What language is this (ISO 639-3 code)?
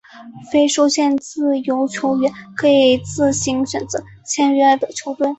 zho